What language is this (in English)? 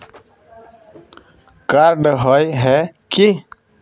Magahi